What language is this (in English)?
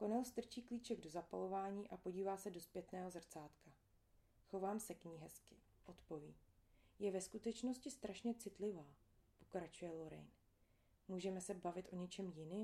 Czech